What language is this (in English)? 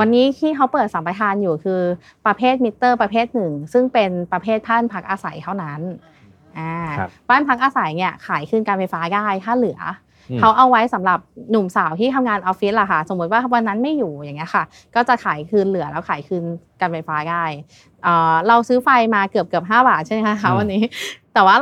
Thai